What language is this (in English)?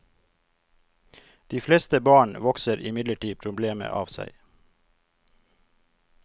Norwegian